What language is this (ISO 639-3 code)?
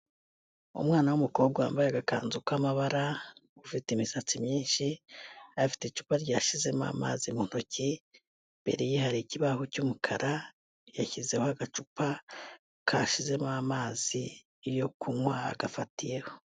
kin